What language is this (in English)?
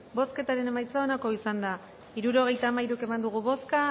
Basque